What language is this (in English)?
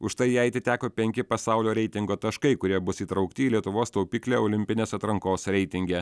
Lithuanian